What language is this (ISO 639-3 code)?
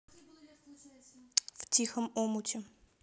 rus